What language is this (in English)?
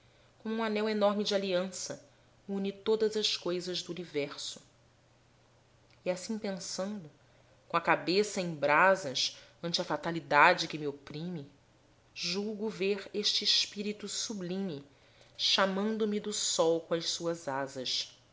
Portuguese